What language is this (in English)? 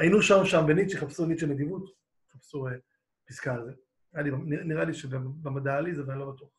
Hebrew